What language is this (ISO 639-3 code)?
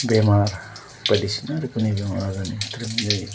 brx